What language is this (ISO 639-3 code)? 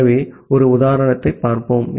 tam